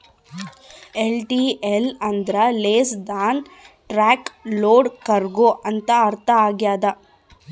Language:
Kannada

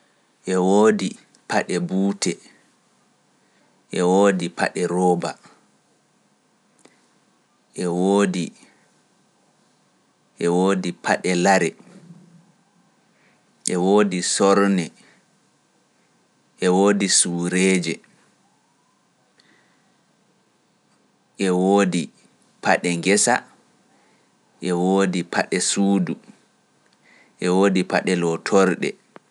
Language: Pular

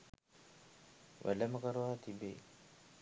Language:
Sinhala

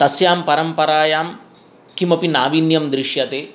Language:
Sanskrit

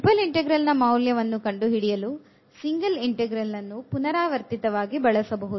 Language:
Kannada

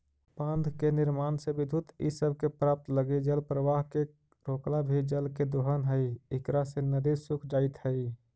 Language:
Magahi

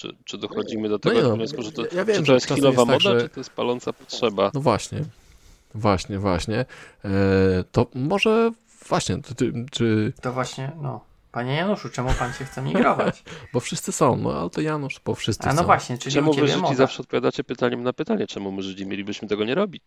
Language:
Polish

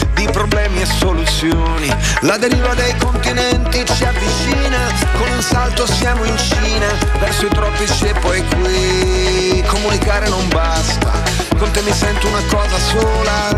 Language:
Italian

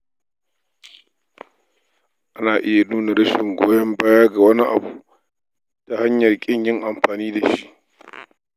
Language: Hausa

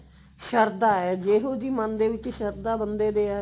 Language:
Punjabi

